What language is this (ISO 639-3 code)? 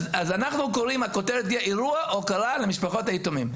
heb